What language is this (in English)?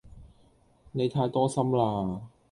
Cantonese